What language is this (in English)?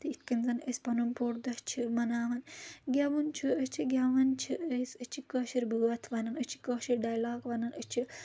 Kashmiri